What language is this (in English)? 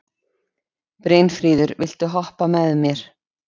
Icelandic